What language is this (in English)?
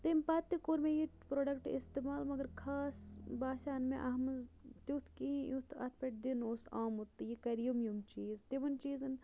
Kashmiri